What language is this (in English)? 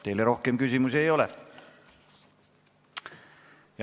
Estonian